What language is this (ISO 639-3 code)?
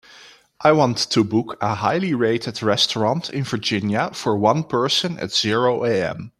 eng